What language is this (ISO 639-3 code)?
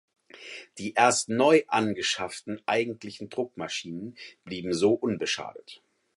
deu